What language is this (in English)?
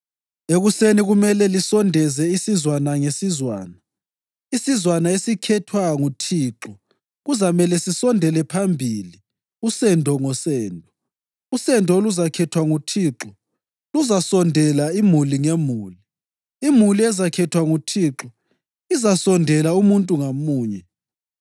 North Ndebele